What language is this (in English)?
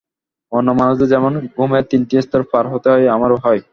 Bangla